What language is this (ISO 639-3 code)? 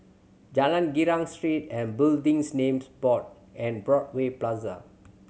eng